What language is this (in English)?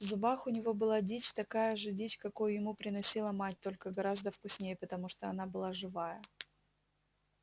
Russian